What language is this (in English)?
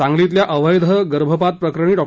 Marathi